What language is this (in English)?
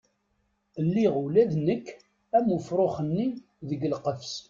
Kabyle